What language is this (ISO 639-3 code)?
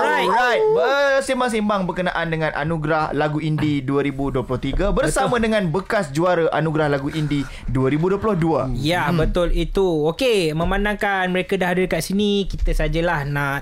msa